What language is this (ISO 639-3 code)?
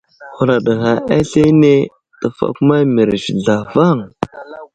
udl